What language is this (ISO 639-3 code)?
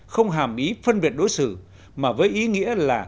vie